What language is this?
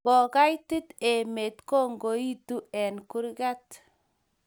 Kalenjin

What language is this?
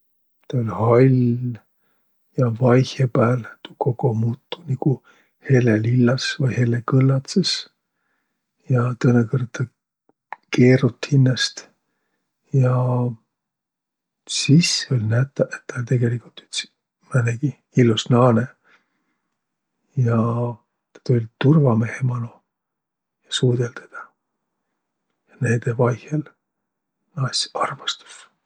Võro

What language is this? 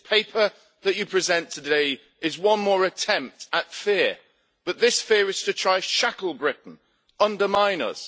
English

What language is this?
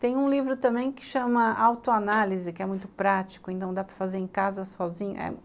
Portuguese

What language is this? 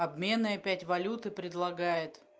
Russian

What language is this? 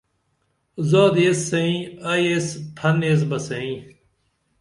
Dameli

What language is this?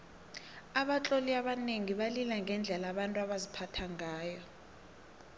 South Ndebele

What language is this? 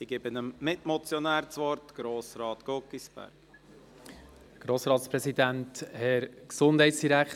Swiss German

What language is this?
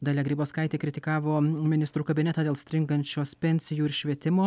Lithuanian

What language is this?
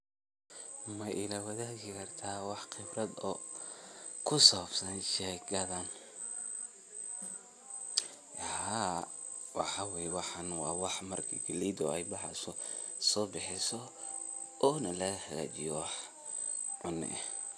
Somali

